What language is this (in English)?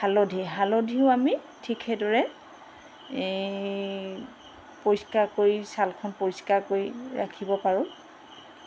Assamese